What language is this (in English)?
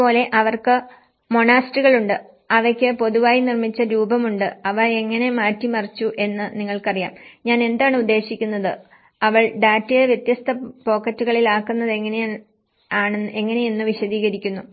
Malayalam